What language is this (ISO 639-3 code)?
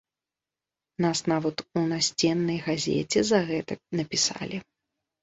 bel